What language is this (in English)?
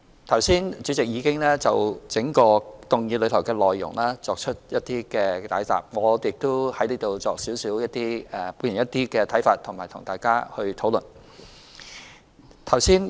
Cantonese